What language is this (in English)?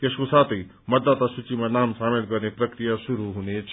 Nepali